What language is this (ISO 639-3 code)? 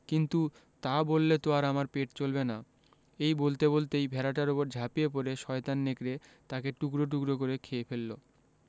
ben